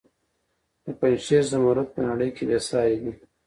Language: Pashto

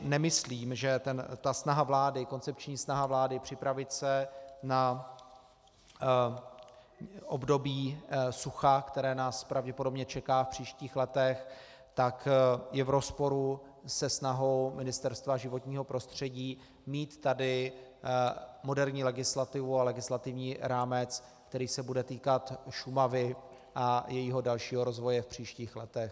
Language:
Czech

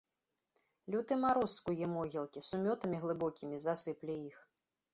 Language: Belarusian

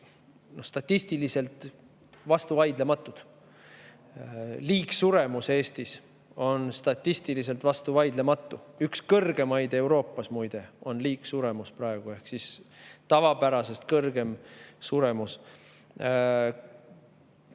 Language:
Estonian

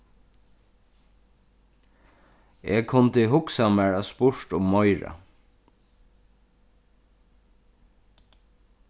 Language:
Faroese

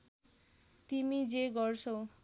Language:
Nepali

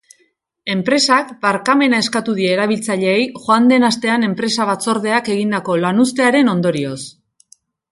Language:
Basque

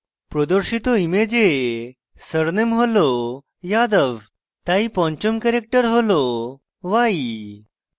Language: Bangla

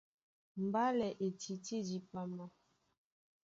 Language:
Duala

